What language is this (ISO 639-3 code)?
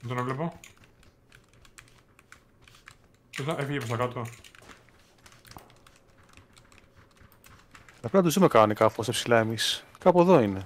ell